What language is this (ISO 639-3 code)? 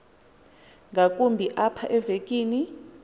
xho